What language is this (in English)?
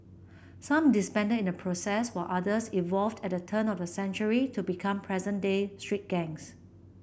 English